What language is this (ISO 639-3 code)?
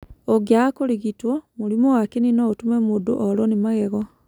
kik